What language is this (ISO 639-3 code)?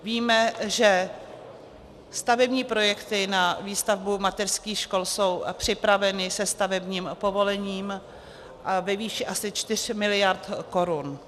ces